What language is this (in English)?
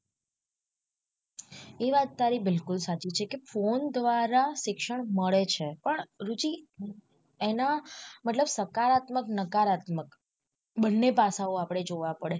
Gujarati